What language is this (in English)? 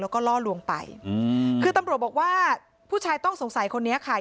Thai